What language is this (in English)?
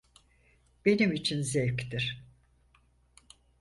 Turkish